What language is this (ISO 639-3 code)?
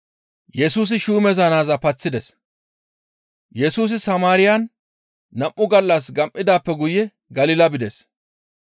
gmv